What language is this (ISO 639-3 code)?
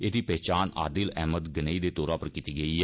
doi